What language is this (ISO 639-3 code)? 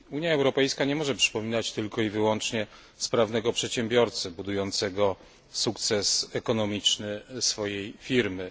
pol